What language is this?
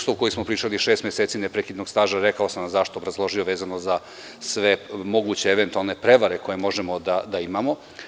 Serbian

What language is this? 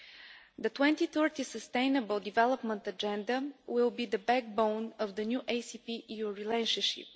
English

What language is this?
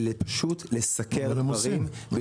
Hebrew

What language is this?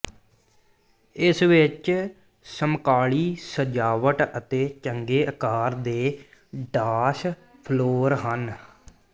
Punjabi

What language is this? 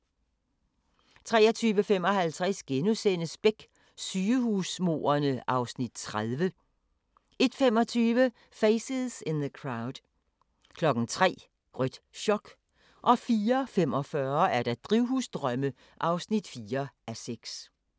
Danish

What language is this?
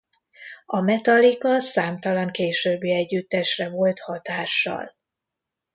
Hungarian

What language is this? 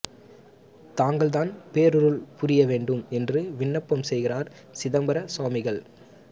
Tamil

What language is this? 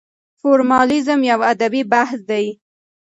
Pashto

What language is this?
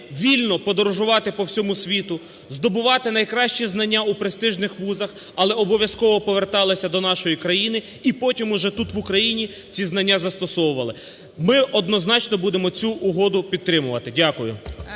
Ukrainian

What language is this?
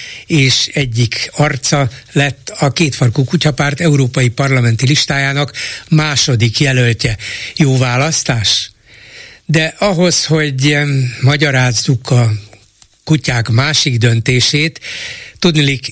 Hungarian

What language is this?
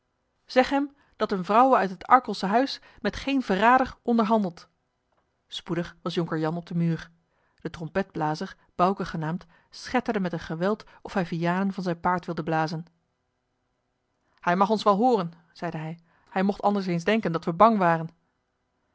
Dutch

